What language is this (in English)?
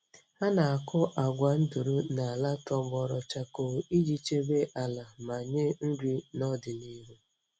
Igbo